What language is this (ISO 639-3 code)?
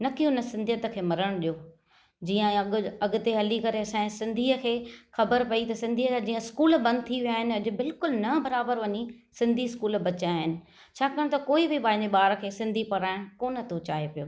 snd